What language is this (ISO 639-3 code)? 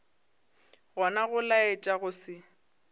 nso